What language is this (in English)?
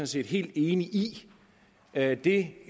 Danish